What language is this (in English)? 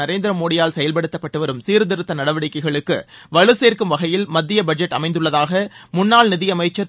Tamil